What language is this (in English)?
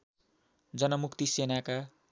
Nepali